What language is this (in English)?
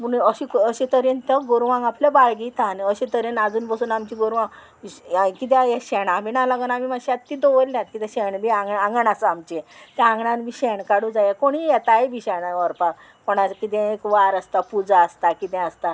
Konkani